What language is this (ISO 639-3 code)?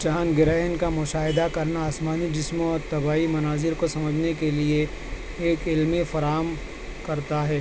urd